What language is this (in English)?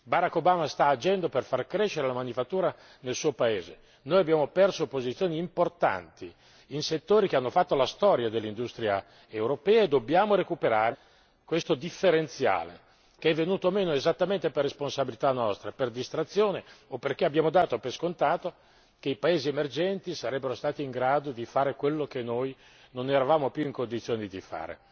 Italian